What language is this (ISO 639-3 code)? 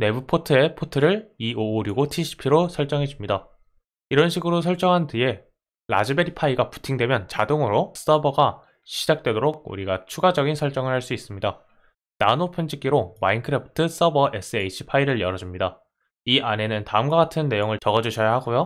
kor